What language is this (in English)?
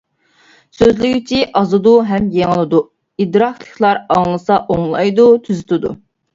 Uyghur